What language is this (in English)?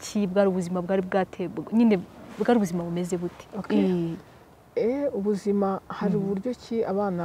Romanian